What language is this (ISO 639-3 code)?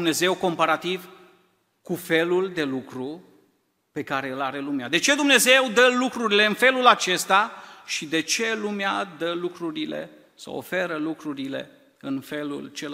ron